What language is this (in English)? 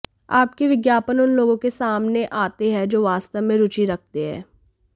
Hindi